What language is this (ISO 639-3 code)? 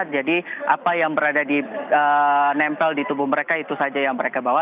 ind